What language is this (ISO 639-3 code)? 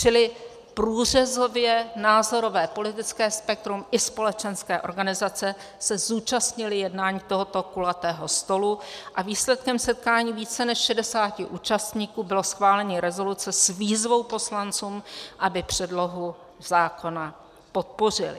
ces